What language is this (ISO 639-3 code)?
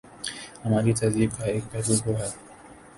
urd